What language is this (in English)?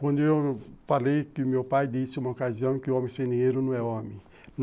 Portuguese